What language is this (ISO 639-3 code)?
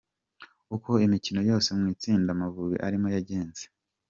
kin